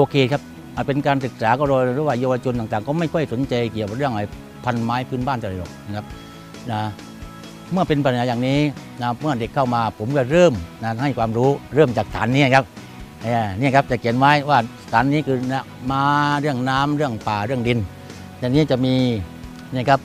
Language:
Thai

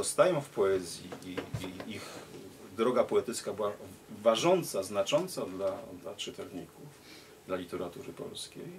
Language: Polish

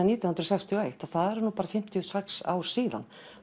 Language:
Icelandic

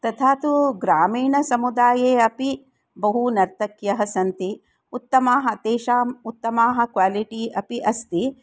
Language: Sanskrit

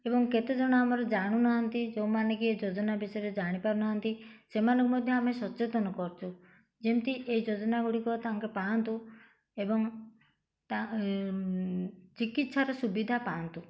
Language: Odia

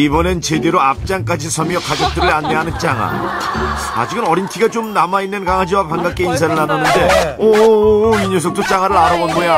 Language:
Korean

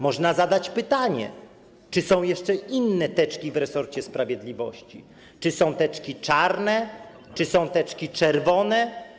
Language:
Polish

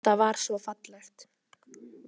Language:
Icelandic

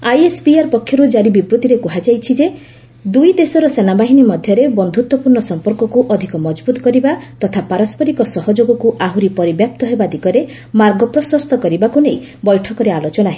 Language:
Odia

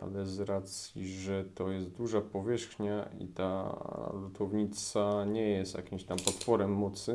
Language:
Polish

